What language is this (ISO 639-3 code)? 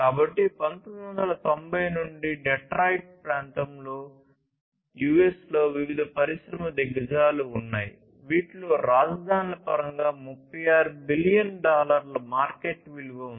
tel